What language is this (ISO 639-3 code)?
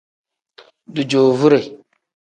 kdh